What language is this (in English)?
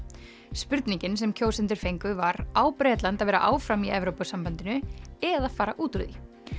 Icelandic